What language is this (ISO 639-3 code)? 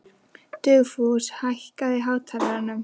isl